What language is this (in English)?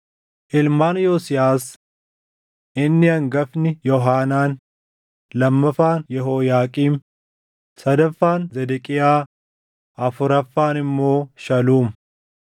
Oromo